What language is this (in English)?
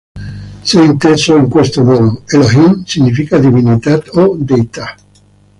Italian